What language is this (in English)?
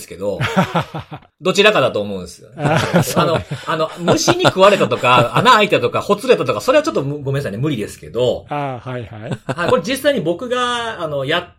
Japanese